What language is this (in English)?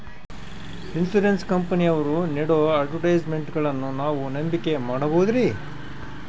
Kannada